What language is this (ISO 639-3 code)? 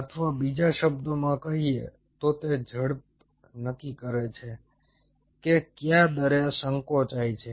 guj